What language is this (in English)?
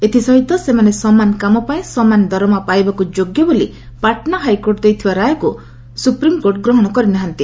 Odia